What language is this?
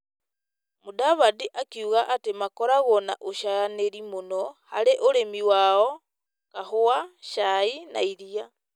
Kikuyu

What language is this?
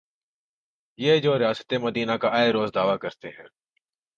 Urdu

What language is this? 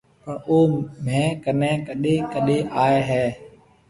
Marwari (Pakistan)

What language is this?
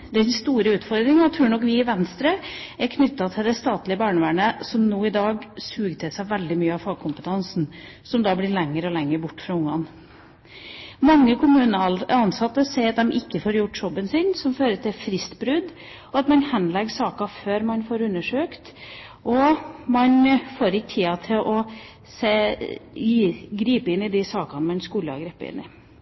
Norwegian Bokmål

